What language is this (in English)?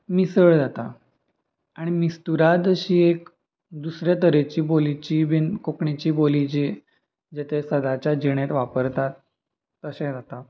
Konkani